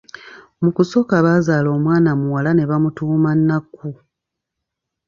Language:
Ganda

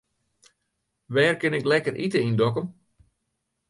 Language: Western Frisian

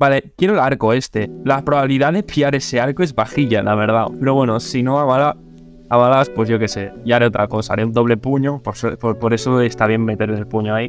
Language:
Spanish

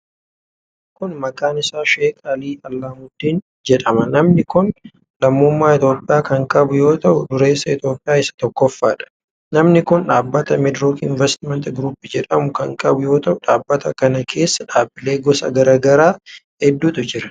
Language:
Oromo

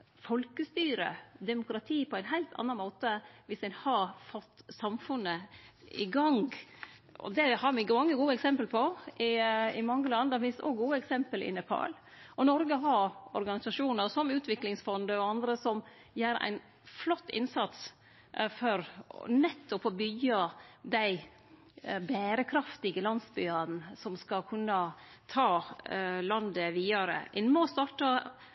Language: Norwegian Nynorsk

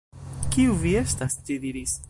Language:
Esperanto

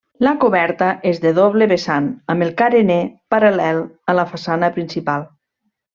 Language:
Catalan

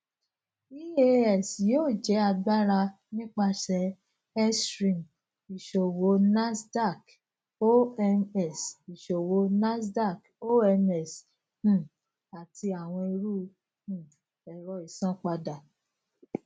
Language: Yoruba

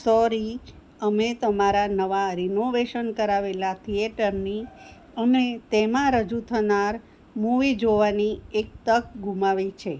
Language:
Gujarati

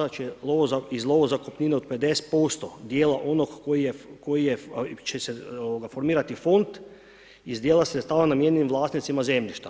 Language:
Croatian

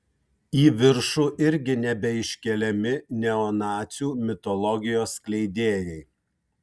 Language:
Lithuanian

